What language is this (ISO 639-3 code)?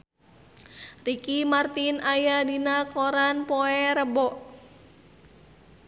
sun